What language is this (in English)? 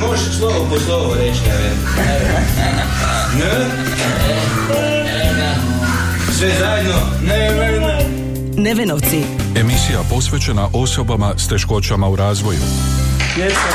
Croatian